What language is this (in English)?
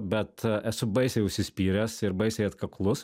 Lithuanian